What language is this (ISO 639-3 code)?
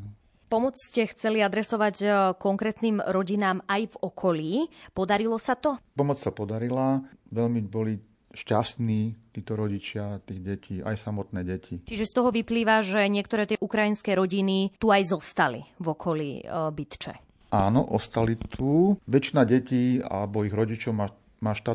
slk